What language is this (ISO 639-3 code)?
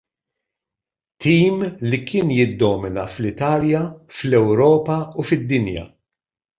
mlt